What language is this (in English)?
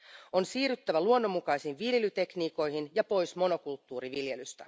Finnish